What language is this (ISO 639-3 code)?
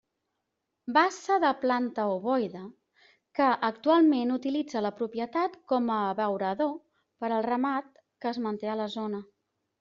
cat